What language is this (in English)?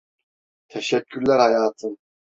Turkish